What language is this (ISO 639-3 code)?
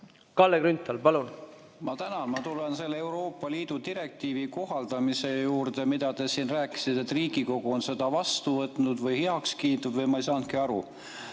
est